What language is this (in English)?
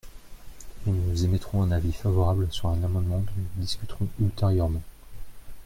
French